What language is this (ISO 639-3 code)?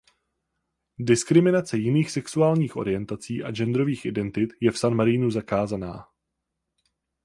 ces